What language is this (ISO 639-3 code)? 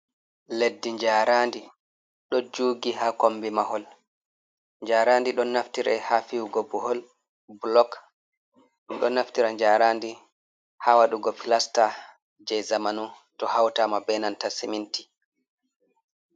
ful